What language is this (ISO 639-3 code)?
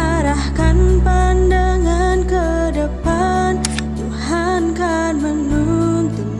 ind